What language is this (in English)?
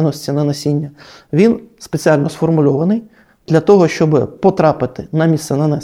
Ukrainian